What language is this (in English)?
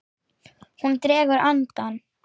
Icelandic